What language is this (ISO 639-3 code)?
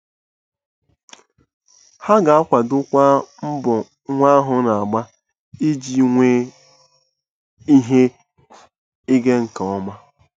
ibo